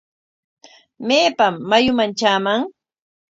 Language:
Corongo Ancash Quechua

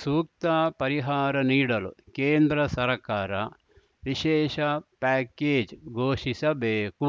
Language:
Kannada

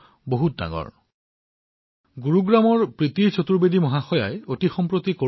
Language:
Assamese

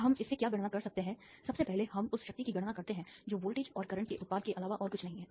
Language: Hindi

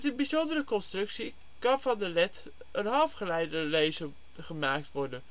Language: Dutch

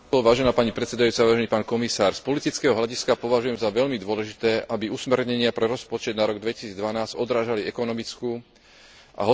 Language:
Slovak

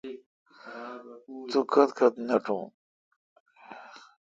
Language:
Kalkoti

